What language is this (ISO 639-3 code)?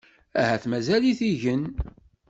kab